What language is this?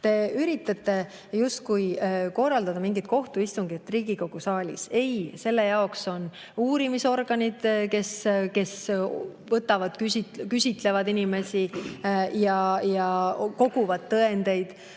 Estonian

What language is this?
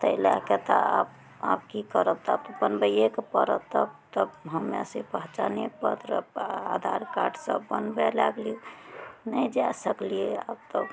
Maithili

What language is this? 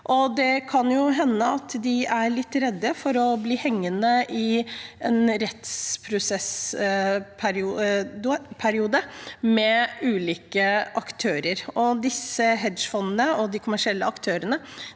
Norwegian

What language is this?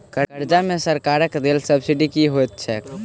Maithili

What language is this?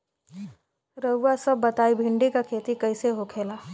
Bhojpuri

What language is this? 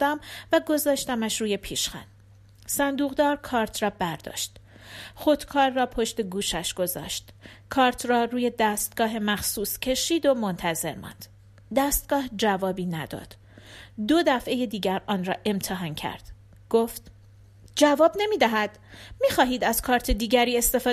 Persian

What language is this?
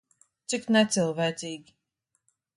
Latvian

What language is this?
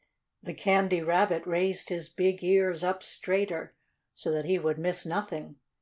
English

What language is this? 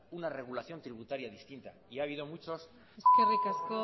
Spanish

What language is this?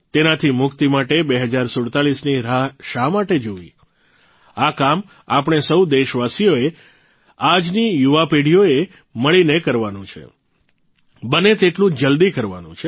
Gujarati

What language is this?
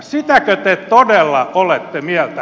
Finnish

